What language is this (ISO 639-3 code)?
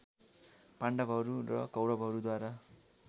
nep